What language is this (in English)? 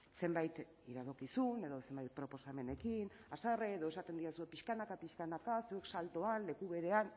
Basque